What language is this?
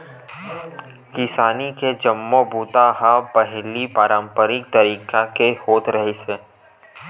Chhattisgarhi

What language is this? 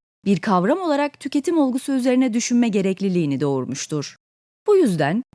Turkish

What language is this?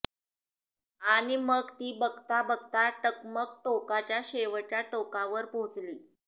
Marathi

